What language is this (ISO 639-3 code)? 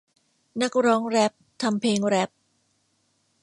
tha